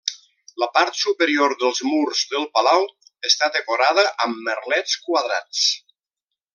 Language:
Catalan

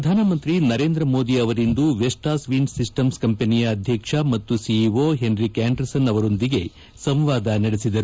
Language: Kannada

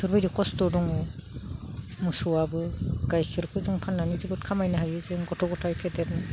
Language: Bodo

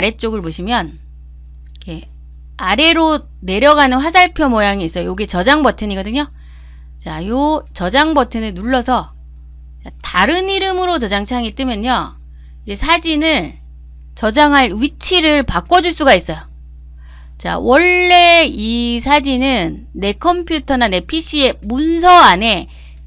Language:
Korean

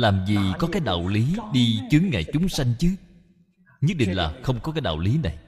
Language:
Vietnamese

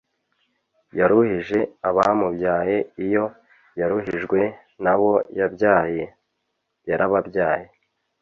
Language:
Kinyarwanda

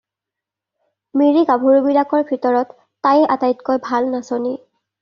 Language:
Assamese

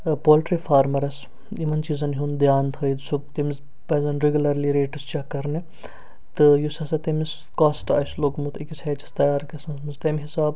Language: Kashmiri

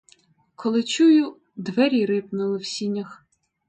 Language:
Ukrainian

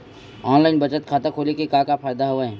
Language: Chhattisgarhi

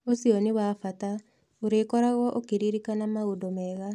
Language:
Kikuyu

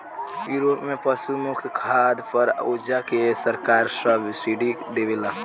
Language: Bhojpuri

